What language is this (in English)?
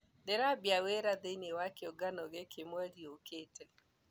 Kikuyu